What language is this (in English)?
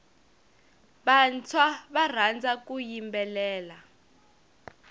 Tsonga